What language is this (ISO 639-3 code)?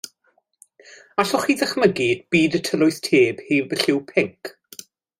cym